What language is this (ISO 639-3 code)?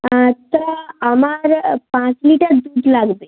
ben